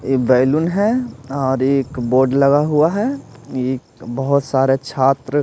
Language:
Hindi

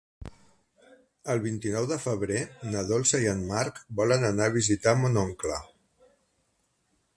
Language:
Catalan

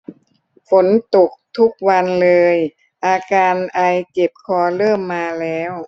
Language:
Thai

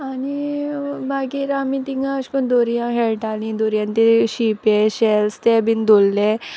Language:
Konkani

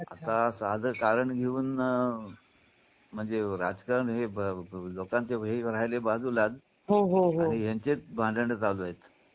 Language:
Marathi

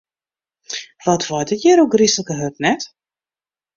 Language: Western Frisian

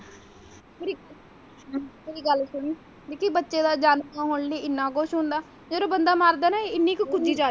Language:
Punjabi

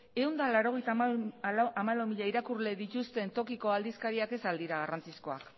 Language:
Basque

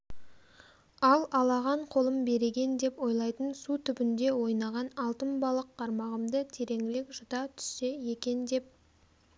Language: Kazakh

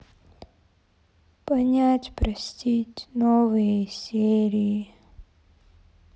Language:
Russian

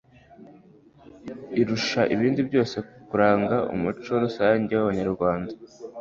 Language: Kinyarwanda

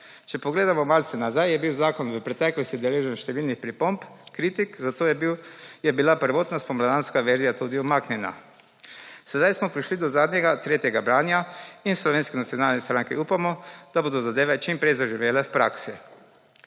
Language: Slovenian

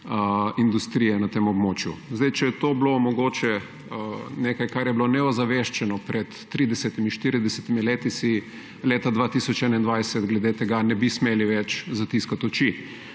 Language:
Slovenian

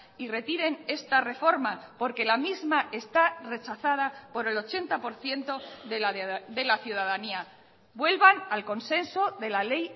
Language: Spanish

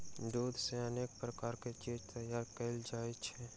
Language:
Maithili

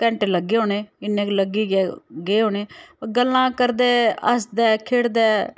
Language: Dogri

